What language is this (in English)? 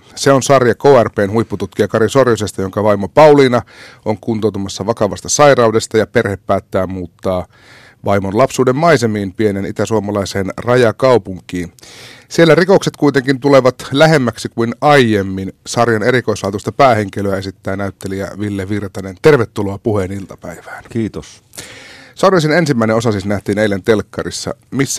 Finnish